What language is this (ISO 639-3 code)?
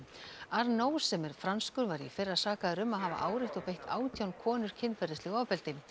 isl